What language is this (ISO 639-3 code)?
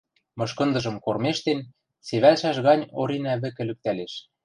mrj